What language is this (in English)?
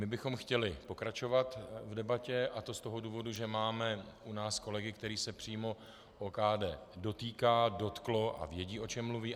Czech